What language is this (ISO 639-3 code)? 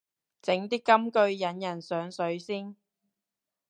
yue